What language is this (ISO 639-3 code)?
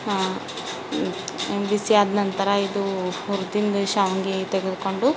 kan